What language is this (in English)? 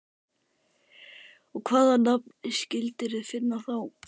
Icelandic